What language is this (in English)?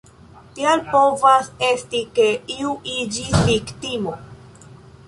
Esperanto